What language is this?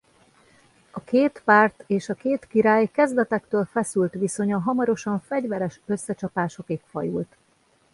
Hungarian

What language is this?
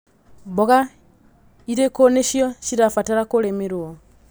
Kikuyu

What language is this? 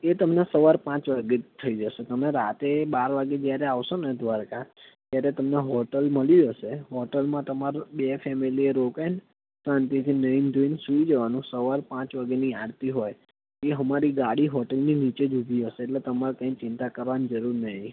Gujarati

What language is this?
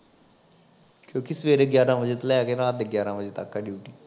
Punjabi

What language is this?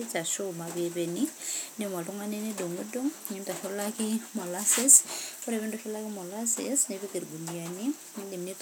Masai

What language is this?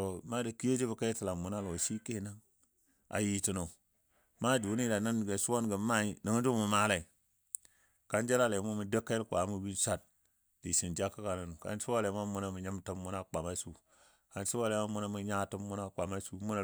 Dadiya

